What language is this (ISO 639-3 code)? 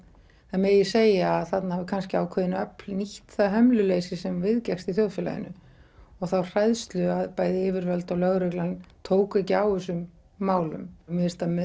isl